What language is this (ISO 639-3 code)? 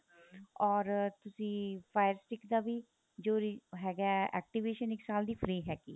pan